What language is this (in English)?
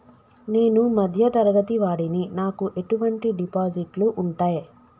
Telugu